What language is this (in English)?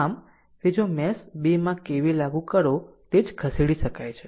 Gujarati